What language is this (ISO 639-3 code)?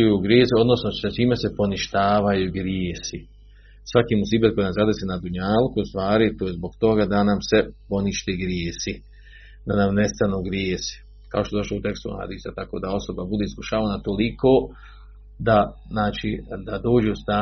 hrv